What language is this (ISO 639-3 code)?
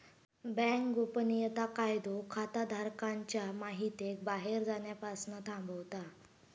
mar